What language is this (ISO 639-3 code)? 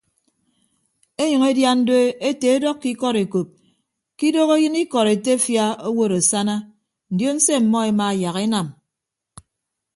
ibb